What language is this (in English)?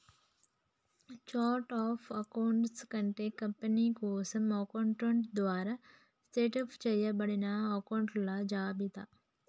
Telugu